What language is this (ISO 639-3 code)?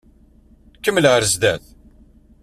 kab